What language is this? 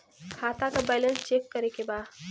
Bhojpuri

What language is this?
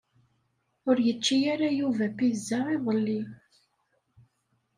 Kabyle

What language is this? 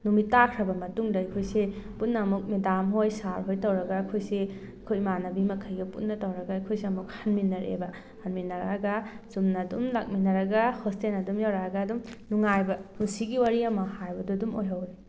Manipuri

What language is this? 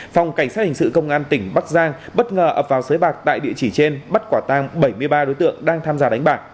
Vietnamese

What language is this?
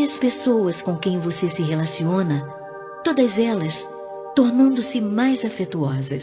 Portuguese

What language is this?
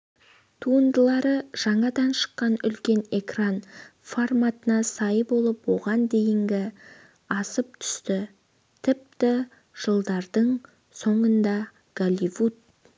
Kazakh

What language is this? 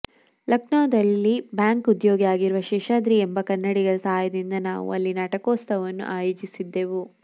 Kannada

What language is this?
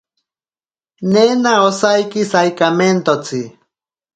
Ashéninka Perené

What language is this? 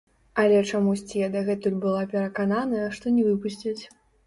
Belarusian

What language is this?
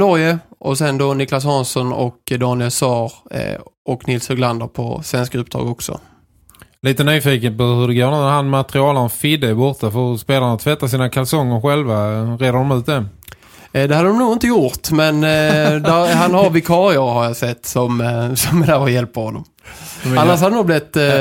Swedish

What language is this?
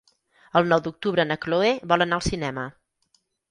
Catalan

